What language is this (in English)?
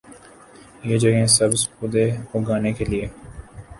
Urdu